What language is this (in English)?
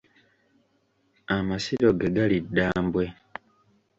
Ganda